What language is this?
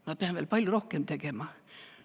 Estonian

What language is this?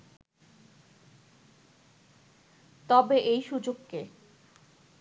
Bangla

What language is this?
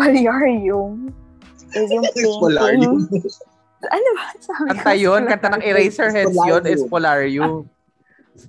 Filipino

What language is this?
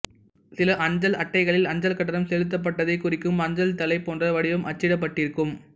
Tamil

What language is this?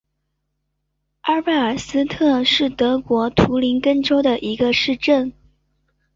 Chinese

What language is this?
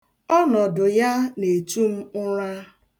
Igbo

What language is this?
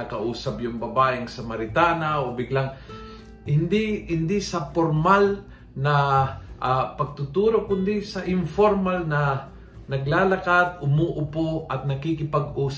Filipino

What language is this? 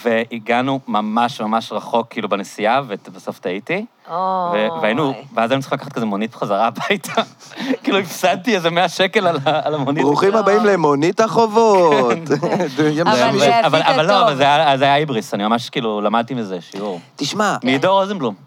Hebrew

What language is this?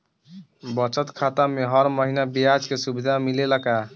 Bhojpuri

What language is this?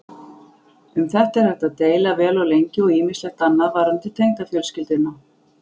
Icelandic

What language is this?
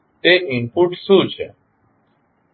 Gujarati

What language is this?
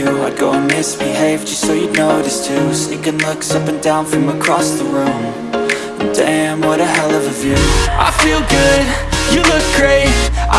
English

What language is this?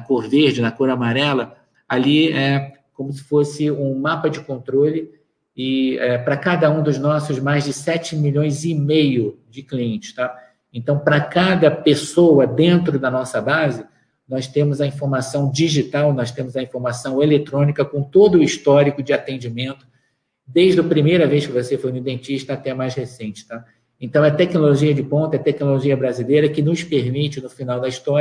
Portuguese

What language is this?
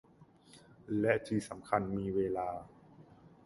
Thai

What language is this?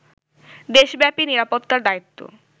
Bangla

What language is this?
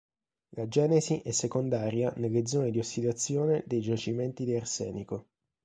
Italian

